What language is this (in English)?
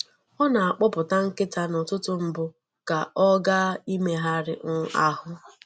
Igbo